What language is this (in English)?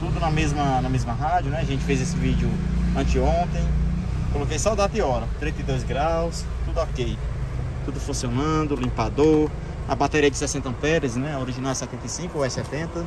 Portuguese